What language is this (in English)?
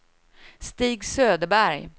Swedish